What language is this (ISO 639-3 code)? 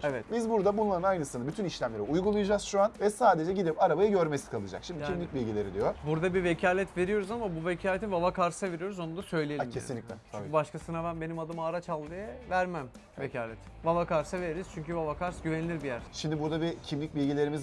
tur